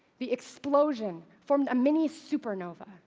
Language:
English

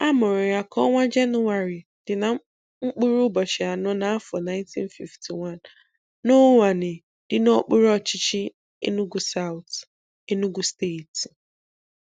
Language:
Igbo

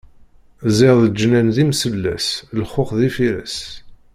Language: Kabyle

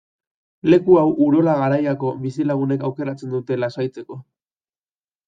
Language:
Basque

